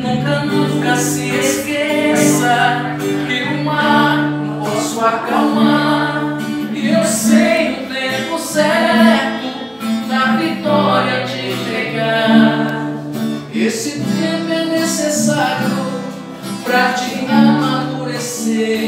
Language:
Portuguese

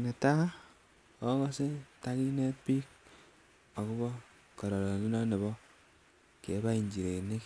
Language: Kalenjin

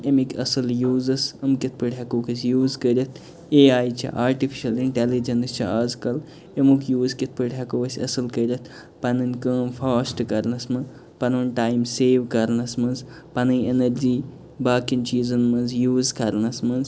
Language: Kashmiri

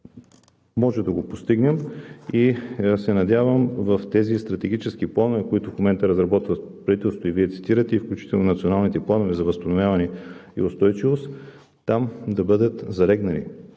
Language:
Bulgarian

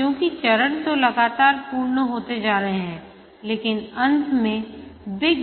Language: Hindi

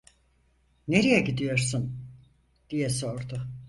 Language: Turkish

